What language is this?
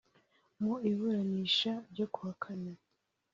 Kinyarwanda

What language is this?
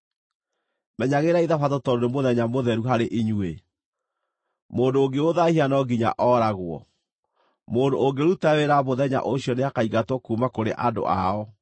Kikuyu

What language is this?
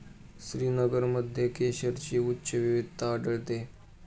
Marathi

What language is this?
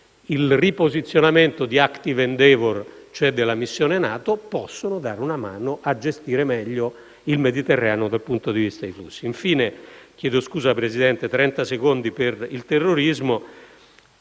Italian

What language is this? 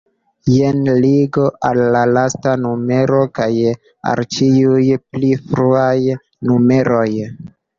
Esperanto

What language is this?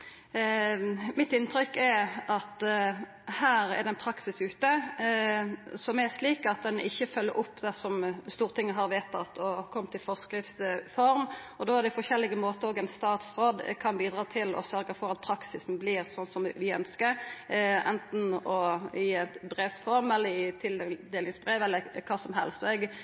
Norwegian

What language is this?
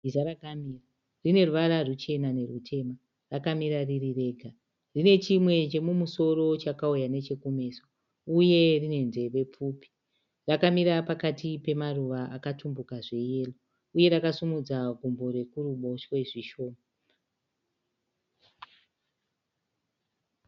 Shona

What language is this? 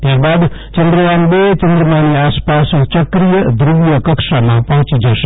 Gujarati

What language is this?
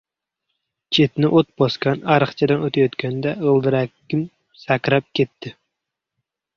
Uzbek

